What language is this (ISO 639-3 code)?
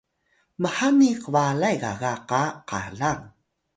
tay